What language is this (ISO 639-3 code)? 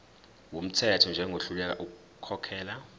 zul